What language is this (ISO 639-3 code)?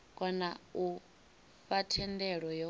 ven